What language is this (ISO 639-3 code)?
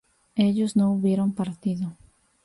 spa